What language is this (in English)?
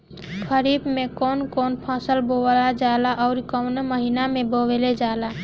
Bhojpuri